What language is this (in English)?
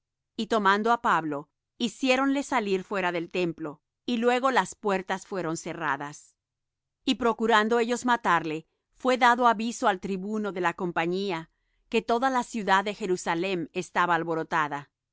Spanish